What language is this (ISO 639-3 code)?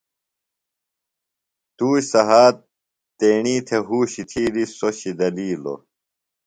phl